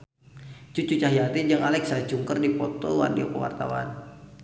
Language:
Sundanese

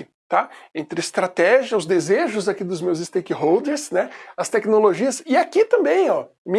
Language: Portuguese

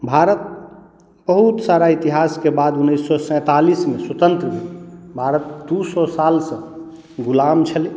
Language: Maithili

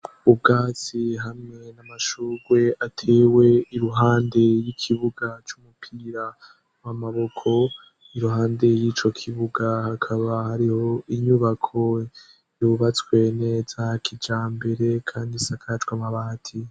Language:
Rundi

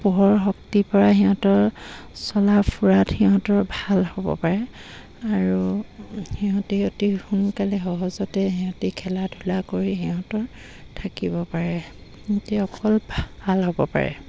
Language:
Assamese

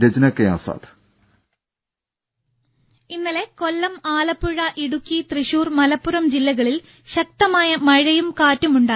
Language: Malayalam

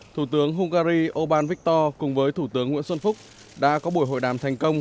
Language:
Vietnamese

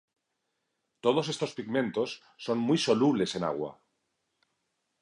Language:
Spanish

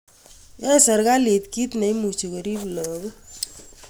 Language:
Kalenjin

